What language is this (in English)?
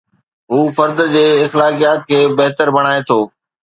Sindhi